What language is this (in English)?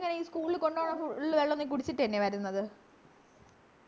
Malayalam